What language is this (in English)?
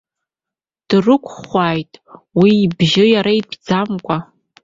Abkhazian